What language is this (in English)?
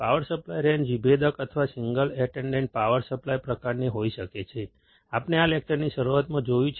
Gujarati